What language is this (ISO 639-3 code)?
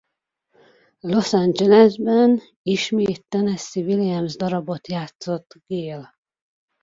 hun